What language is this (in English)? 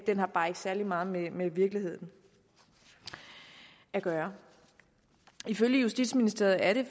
Danish